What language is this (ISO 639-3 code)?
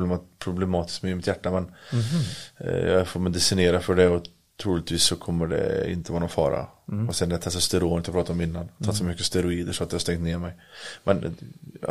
swe